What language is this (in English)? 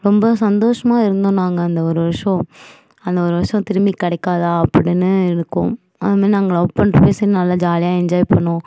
Tamil